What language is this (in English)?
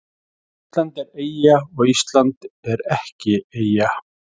Icelandic